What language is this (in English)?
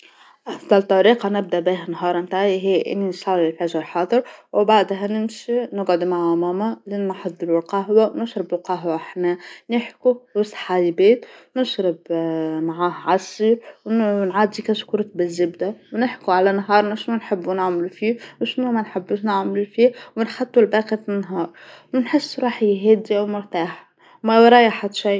Tunisian Arabic